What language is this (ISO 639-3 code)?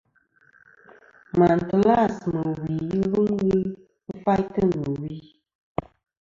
bkm